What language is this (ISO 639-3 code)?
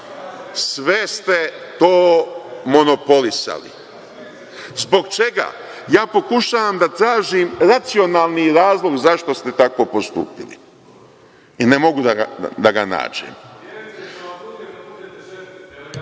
srp